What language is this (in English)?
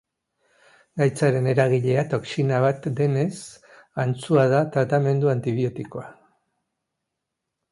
Basque